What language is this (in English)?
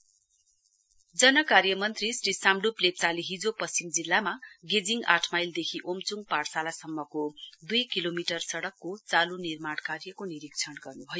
Nepali